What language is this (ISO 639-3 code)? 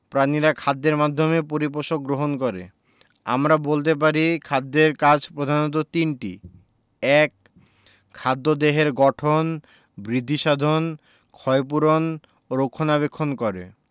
ben